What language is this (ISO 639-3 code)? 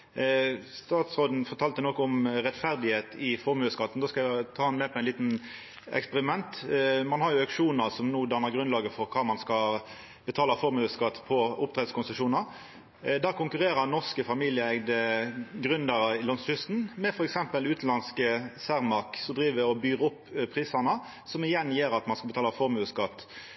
nno